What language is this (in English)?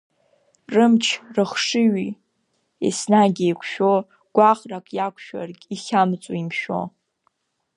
Abkhazian